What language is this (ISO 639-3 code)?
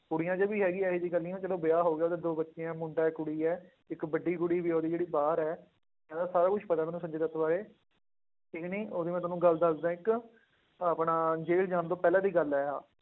pan